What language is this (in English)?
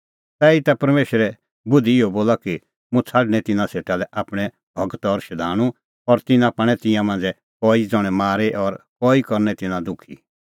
Kullu Pahari